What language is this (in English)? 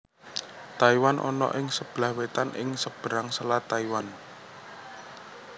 Javanese